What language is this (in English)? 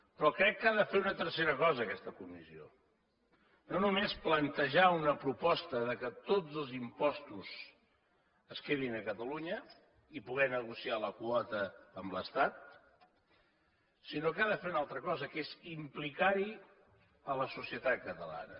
Catalan